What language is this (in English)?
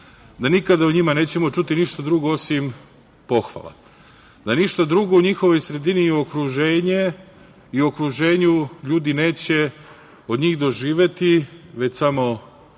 Serbian